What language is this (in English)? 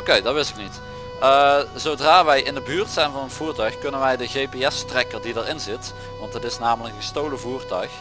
Dutch